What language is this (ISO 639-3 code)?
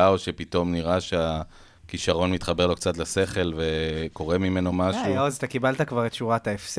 heb